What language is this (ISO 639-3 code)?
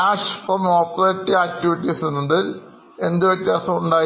mal